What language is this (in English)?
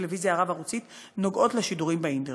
Hebrew